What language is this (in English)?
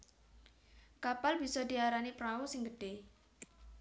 Javanese